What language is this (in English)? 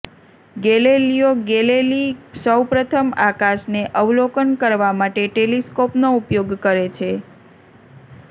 Gujarati